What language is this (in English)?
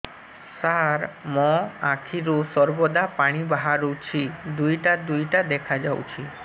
Odia